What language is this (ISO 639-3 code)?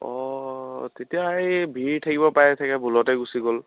asm